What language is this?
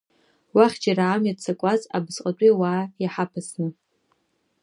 Abkhazian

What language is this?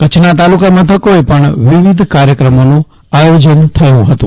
Gujarati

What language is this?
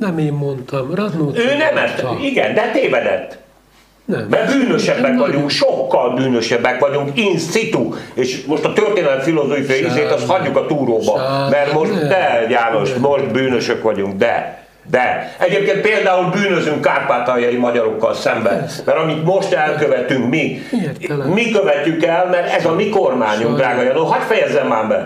Hungarian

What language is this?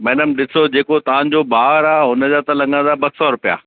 Sindhi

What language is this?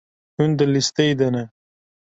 Kurdish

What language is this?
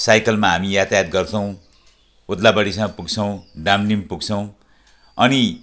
Nepali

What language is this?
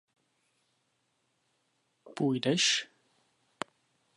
Czech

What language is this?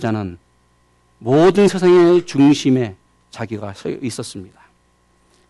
Korean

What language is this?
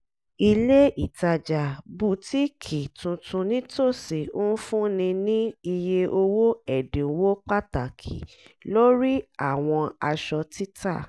Yoruba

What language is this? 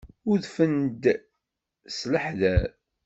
Kabyle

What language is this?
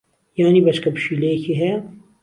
Central Kurdish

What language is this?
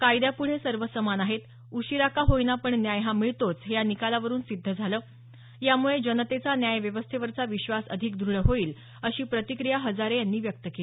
Marathi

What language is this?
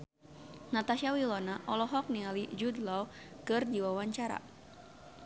Sundanese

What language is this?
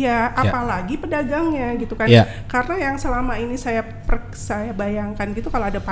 Indonesian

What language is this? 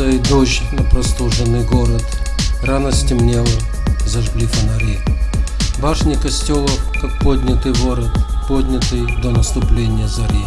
Russian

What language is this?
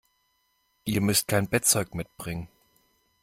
German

